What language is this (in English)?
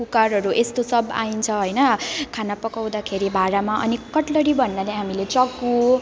Nepali